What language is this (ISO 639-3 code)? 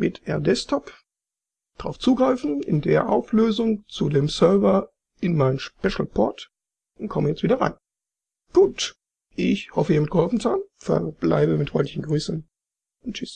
deu